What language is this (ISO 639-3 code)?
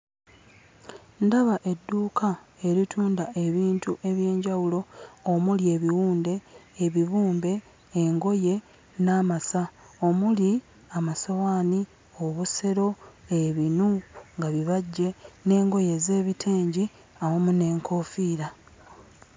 lug